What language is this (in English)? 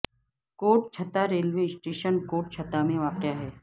Urdu